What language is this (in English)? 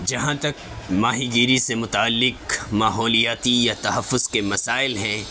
Urdu